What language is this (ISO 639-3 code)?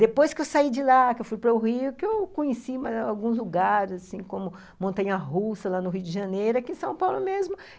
por